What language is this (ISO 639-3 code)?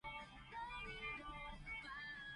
yue